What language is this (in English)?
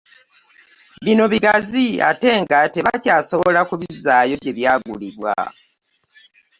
Ganda